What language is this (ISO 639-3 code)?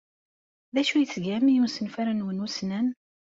kab